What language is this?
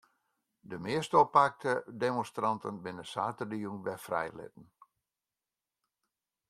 Western Frisian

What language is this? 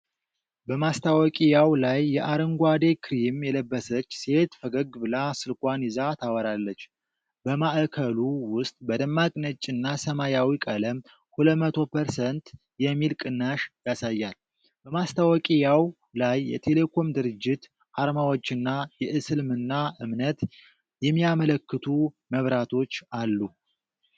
Amharic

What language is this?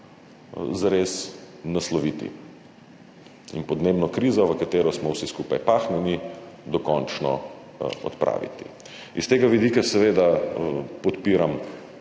Slovenian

